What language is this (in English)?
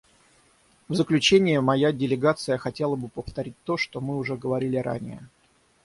Russian